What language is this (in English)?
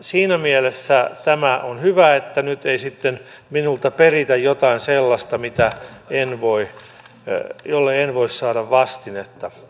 Finnish